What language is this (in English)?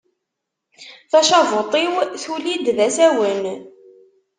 Kabyle